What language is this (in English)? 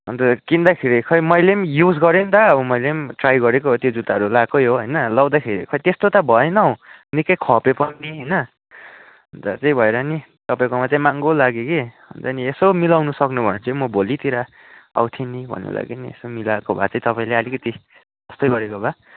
Nepali